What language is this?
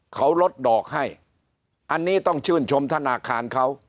Thai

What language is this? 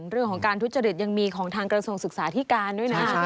Thai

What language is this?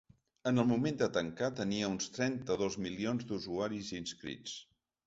Catalan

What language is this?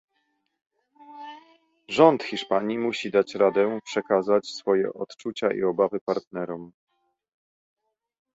Polish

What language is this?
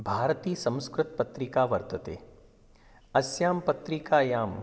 Sanskrit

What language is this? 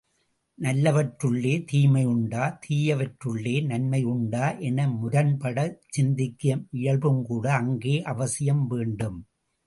Tamil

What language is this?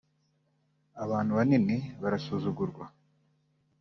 Kinyarwanda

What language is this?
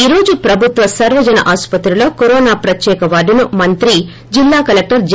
Telugu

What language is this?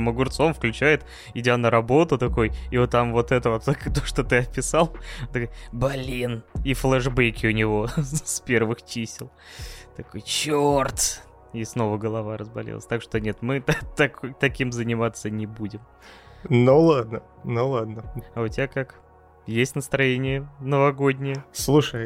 Russian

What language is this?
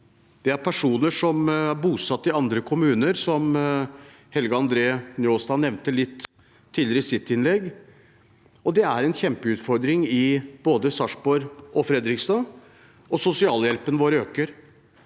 Norwegian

